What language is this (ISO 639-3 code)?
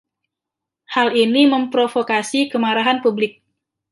ind